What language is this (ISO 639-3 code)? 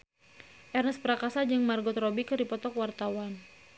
sun